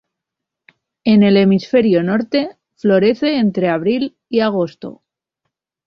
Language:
Spanish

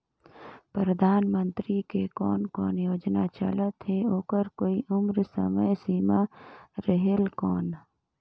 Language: Chhattisgarhi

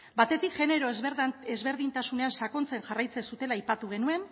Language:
Basque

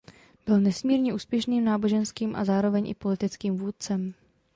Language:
Czech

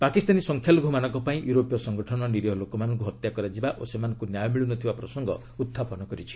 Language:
Odia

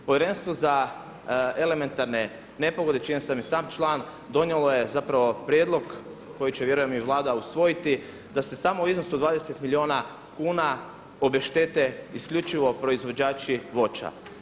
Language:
Croatian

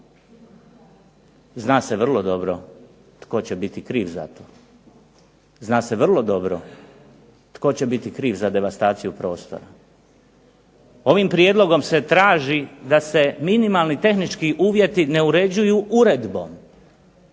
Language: Croatian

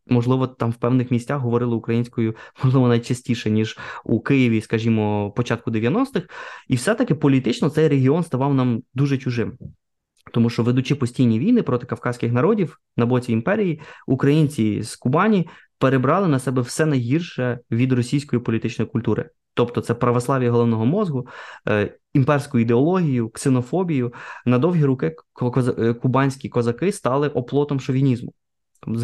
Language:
Ukrainian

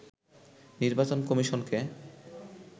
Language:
Bangla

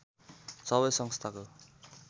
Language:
Nepali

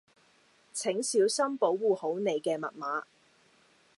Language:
Cantonese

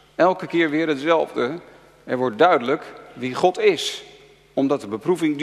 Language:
Dutch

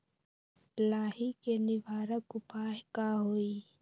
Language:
Magahi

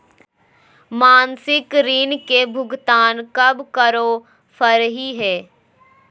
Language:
Magahi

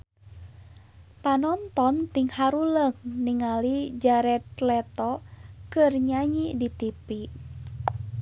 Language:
Sundanese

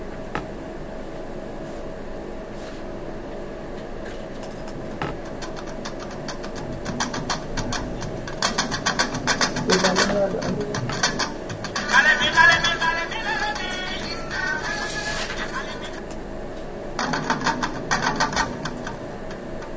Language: Serer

